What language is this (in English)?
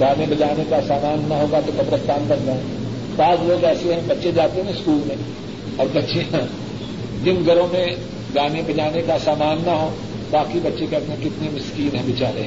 Urdu